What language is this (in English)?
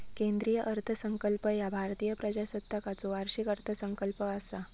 Marathi